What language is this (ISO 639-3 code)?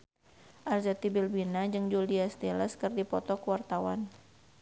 sun